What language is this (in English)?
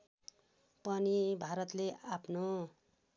Nepali